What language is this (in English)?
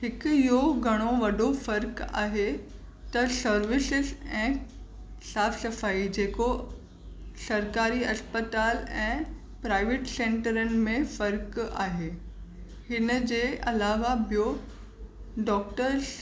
Sindhi